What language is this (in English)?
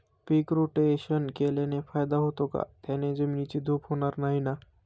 Marathi